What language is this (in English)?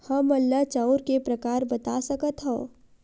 Chhattisgarhi